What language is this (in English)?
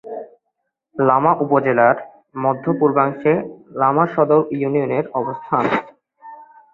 Bangla